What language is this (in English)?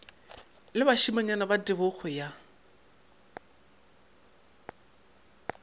Northern Sotho